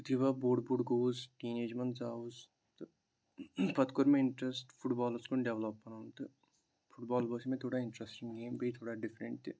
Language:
Kashmiri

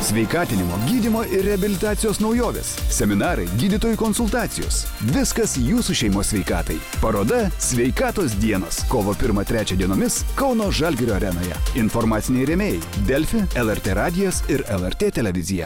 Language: Lithuanian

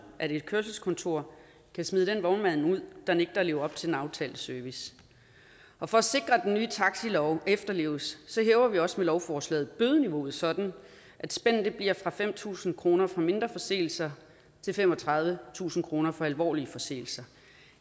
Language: Danish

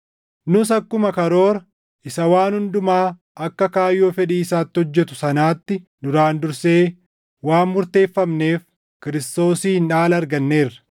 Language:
Oromo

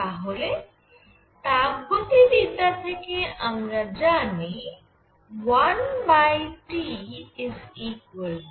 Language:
Bangla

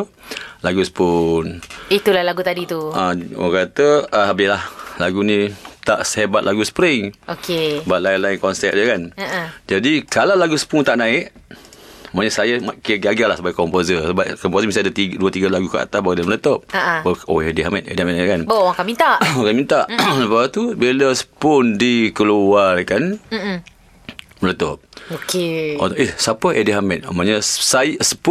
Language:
Malay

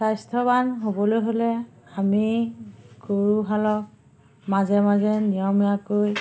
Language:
Assamese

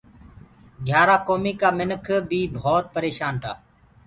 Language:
Gurgula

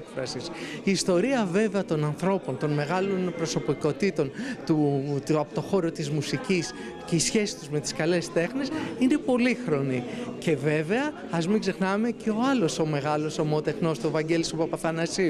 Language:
Greek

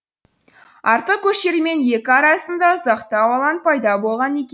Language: Kazakh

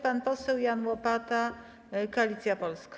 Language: Polish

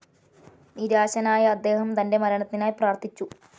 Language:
Malayalam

